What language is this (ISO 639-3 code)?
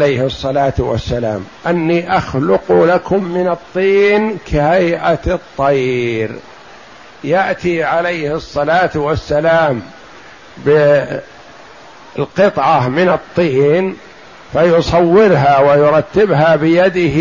ara